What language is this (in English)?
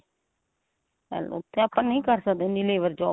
Punjabi